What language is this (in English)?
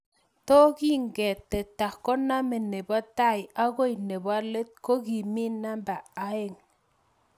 Kalenjin